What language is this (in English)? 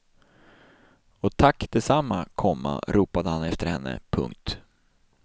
Swedish